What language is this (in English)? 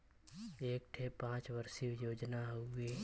Bhojpuri